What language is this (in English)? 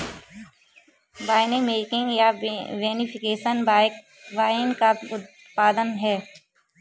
Hindi